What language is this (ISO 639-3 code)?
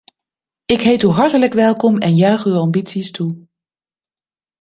nld